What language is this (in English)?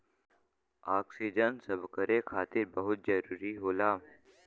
Bhojpuri